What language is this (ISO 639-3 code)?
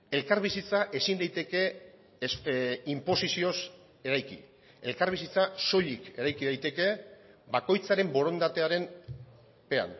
eus